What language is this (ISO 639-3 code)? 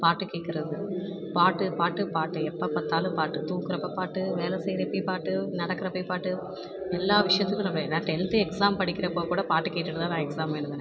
tam